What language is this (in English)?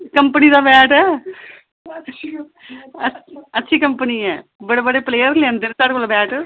Dogri